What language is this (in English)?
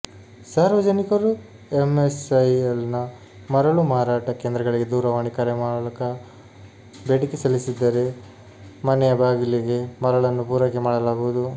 Kannada